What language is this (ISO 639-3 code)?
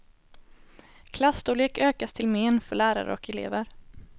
swe